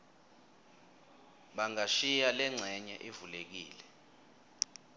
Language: Swati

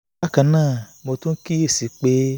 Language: Yoruba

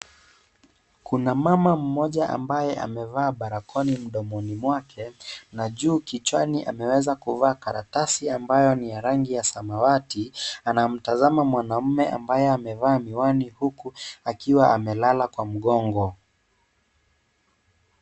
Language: Swahili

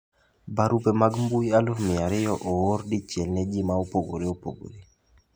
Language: Luo (Kenya and Tanzania)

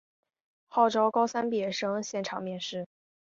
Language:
Chinese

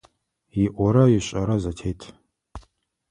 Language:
Adyghe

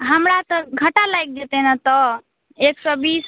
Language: Maithili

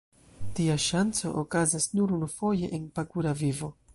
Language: Esperanto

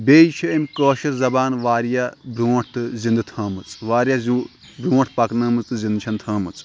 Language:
Kashmiri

